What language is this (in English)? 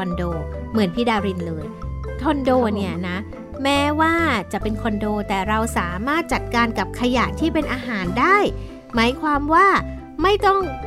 Thai